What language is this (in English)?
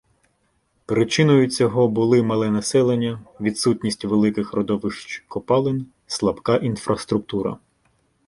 Ukrainian